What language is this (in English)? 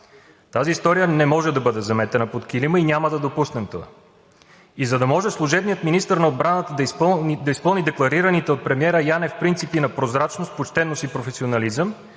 Bulgarian